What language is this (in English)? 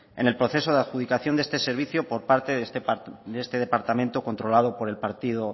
Spanish